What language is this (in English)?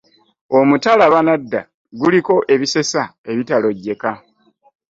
Ganda